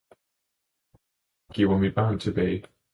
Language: Danish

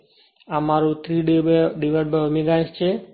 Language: Gujarati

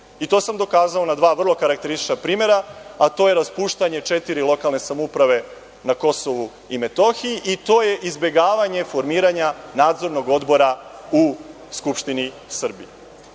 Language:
Serbian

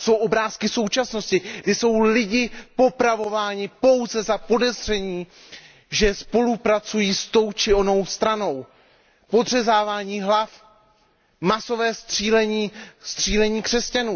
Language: Czech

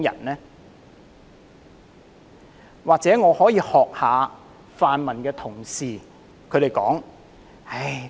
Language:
Cantonese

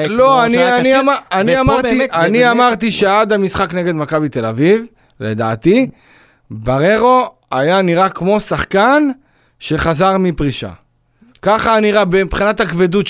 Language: Hebrew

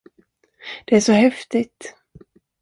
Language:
Swedish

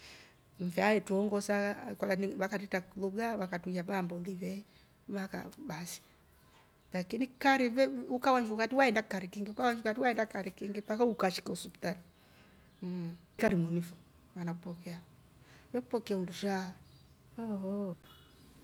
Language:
Rombo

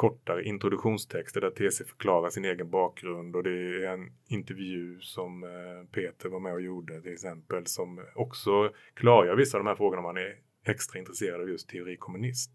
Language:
Swedish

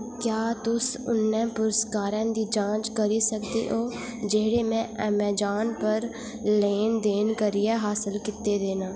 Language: Dogri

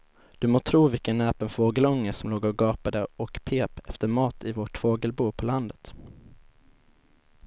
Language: Swedish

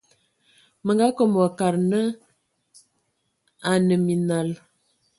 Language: Ewondo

